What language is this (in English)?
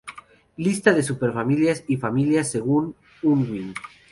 Spanish